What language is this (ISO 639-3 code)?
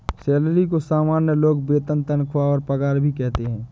hin